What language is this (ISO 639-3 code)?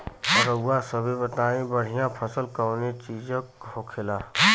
bho